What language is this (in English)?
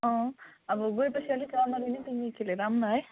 Nepali